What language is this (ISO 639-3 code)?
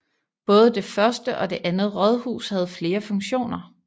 dan